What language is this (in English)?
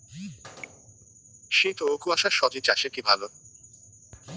Bangla